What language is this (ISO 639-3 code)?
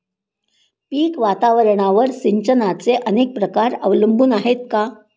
mar